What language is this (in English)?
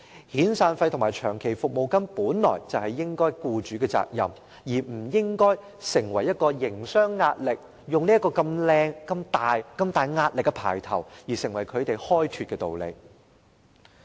Cantonese